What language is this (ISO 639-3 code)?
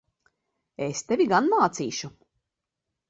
lav